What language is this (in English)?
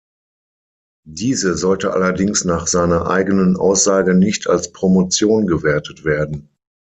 German